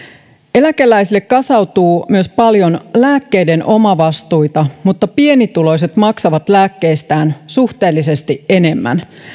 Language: Finnish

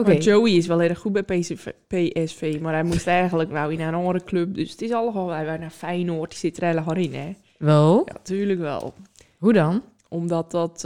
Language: Dutch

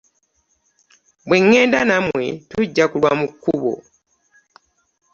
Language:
Ganda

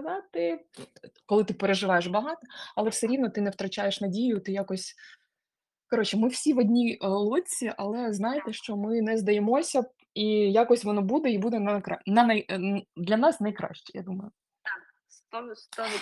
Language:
Ukrainian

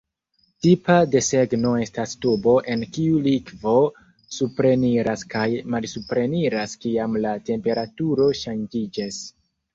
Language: Esperanto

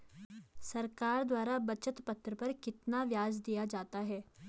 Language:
Hindi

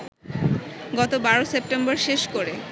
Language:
Bangla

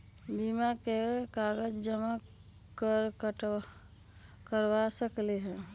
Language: Magahi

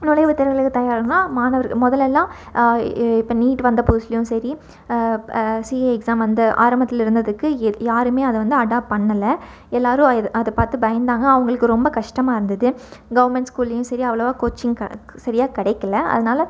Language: Tamil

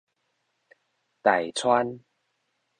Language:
Min Nan Chinese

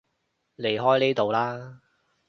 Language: Cantonese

